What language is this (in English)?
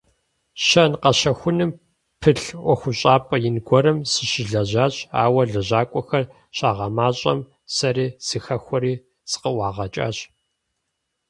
Kabardian